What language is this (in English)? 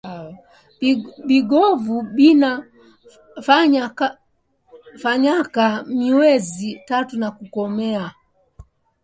Swahili